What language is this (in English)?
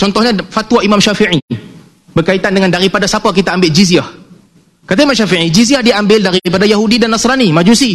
Malay